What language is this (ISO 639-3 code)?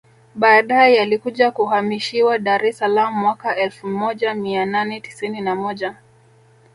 swa